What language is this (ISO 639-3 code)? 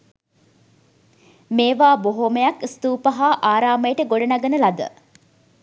sin